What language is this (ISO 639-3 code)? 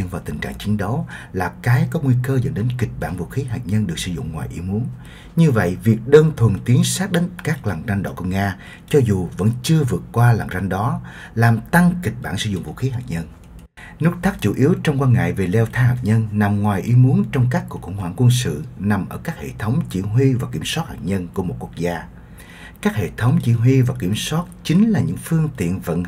vie